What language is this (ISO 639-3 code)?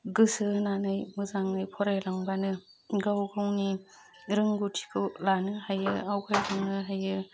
brx